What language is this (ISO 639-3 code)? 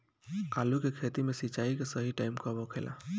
bho